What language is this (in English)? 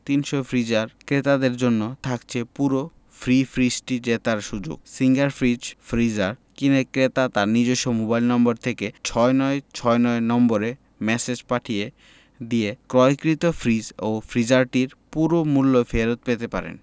Bangla